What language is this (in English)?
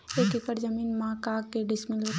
Chhattisgarhi